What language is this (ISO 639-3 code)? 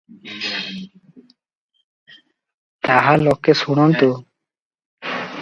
ori